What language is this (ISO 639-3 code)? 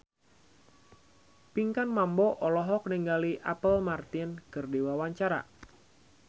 sun